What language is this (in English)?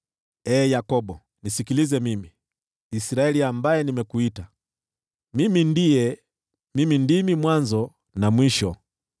Swahili